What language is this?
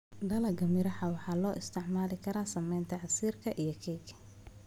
Somali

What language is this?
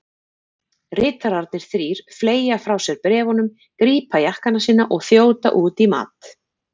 Icelandic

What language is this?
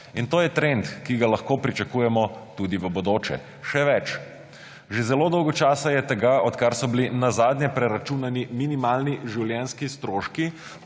Slovenian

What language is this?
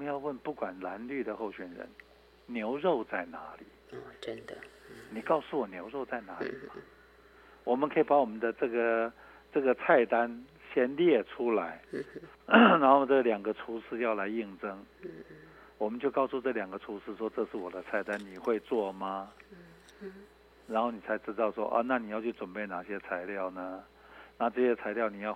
Chinese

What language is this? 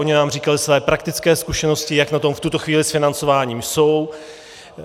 Czech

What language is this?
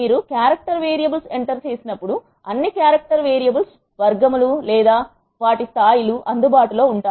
Telugu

